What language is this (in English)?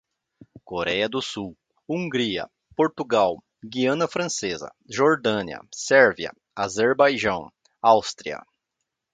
Portuguese